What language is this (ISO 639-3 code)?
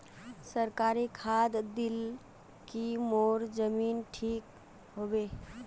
mag